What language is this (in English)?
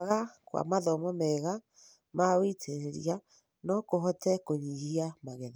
Kikuyu